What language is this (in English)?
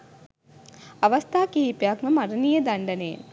Sinhala